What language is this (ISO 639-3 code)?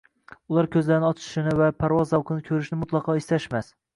uzb